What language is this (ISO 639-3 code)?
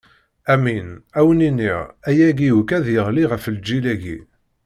kab